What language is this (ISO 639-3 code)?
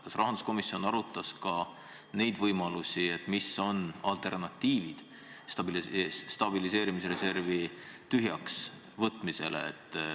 est